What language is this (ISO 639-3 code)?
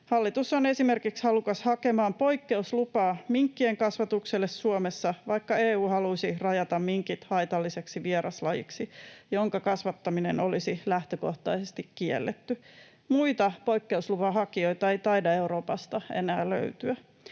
fin